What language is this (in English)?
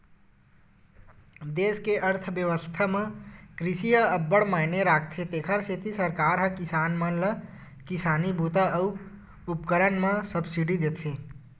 Chhattisgarhi